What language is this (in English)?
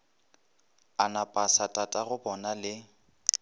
Northern Sotho